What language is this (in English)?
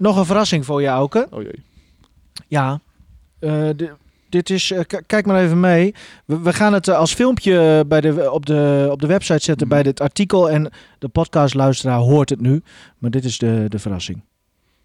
Dutch